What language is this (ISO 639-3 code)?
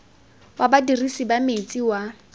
tsn